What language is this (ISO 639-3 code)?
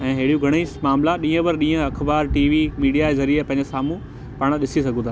snd